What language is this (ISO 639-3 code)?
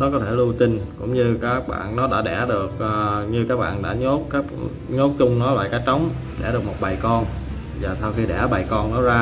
vie